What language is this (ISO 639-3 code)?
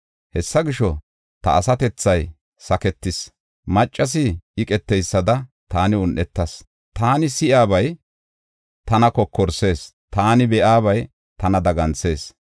gof